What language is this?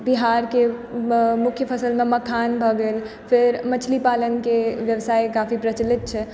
Maithili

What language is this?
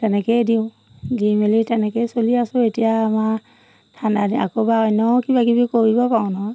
Assamese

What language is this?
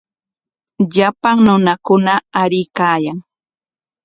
Corongo Ancash Quechua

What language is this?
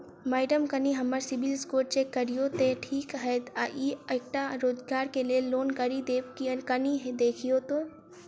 Maithili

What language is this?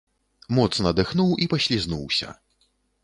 Belarusian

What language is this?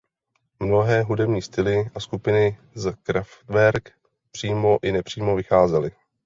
Czech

